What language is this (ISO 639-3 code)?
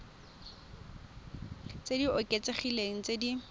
tsn